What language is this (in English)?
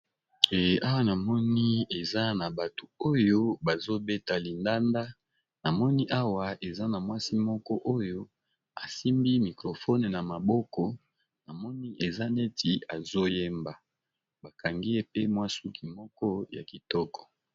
Lingala